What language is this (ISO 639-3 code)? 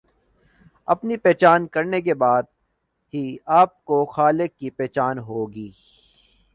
urd